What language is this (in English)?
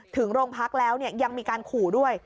Thai